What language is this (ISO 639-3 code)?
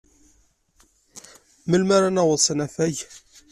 kab